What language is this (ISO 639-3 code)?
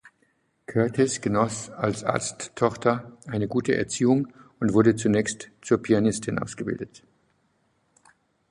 deu